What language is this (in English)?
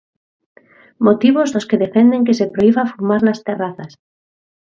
Galician